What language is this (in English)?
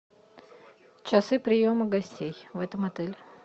Russian